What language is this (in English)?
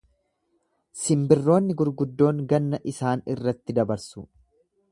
Oromo